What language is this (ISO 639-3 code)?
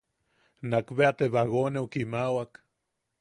yaq